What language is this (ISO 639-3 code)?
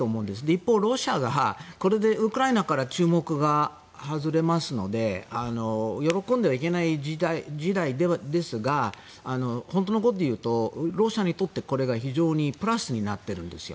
jpn